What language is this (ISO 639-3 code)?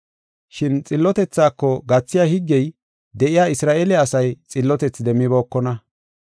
gof